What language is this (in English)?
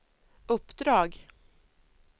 Swedish